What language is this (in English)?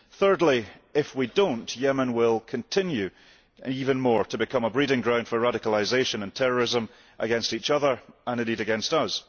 English